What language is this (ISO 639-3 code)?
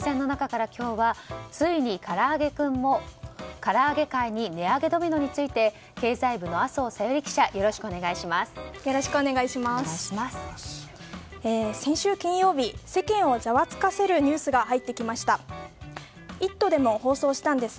jpn